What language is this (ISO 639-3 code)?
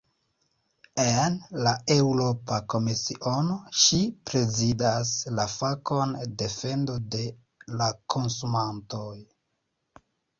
epo